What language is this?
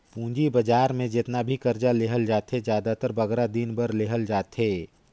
Chhattisgarhi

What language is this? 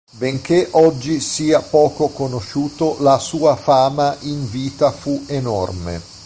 Italian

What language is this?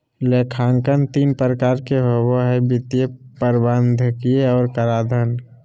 Magahi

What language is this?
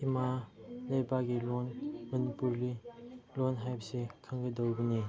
Manipuri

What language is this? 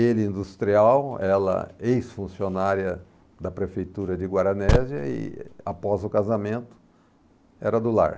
Portuguese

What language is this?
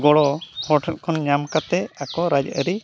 Santali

